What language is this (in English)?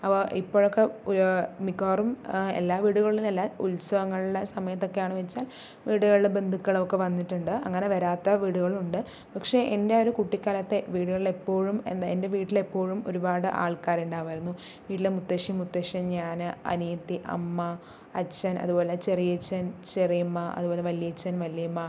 Malayalam